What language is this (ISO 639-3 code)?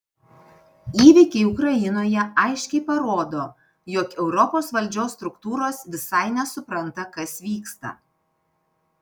lit